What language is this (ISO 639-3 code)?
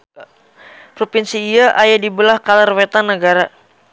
sun